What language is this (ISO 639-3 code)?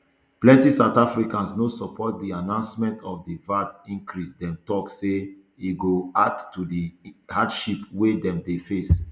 pcm